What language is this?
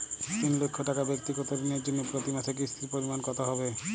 Bangla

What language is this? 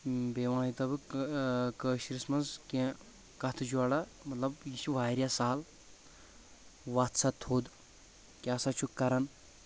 Kashmiri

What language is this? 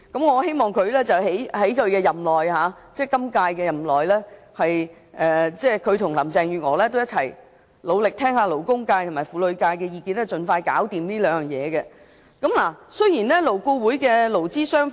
Cantonese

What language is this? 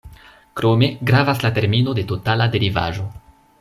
Esperanto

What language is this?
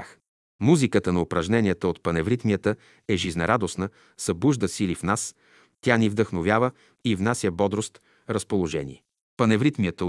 Bulgarian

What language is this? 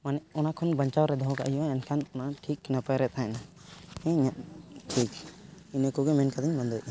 Santali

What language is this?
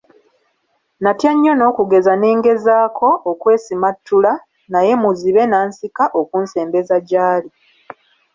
Ganda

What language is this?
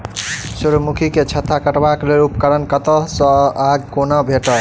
Maithili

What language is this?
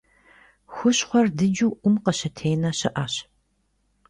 Kabardian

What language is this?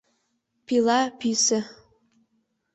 Mari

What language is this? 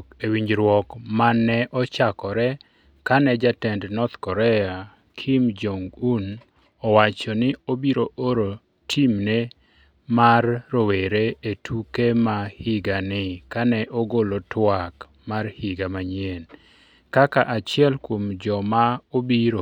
Luo (Kenya and Tanzania)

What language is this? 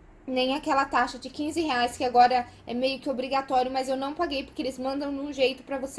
Portuguese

